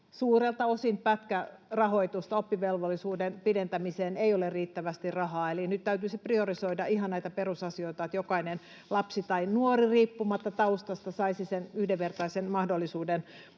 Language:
Finnish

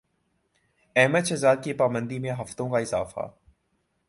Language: Urdu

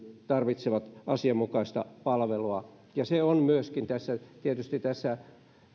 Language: Finnish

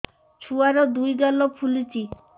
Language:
Odia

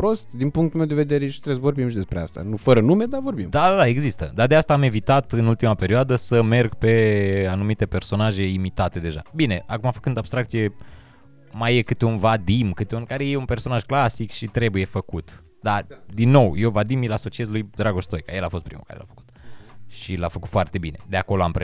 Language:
Romanian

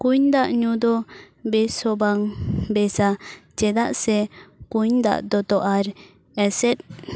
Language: Santali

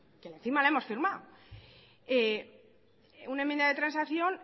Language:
Spanish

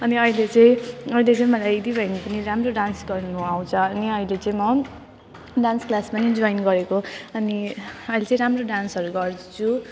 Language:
Nepali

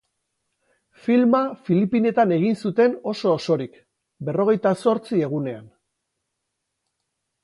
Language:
Basque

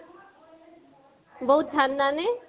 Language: Assamese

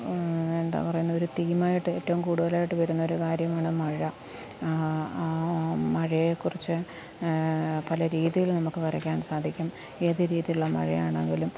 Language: Malayalam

